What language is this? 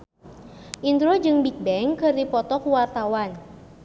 Sundanese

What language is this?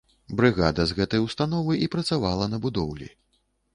Belarusian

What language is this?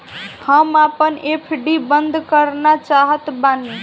Bhojpuri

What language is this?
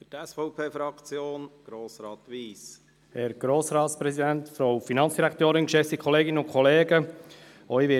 Swiss German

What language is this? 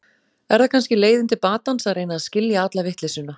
Icelandic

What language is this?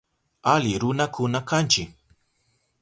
Southern Pastaza Quechua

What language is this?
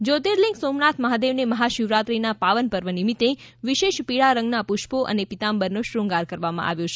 Gujarati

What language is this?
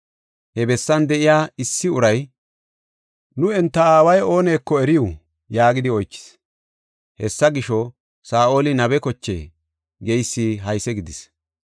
Gofa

